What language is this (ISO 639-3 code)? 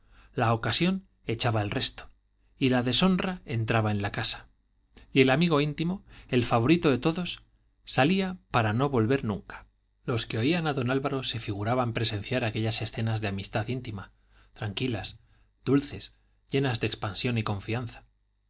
spa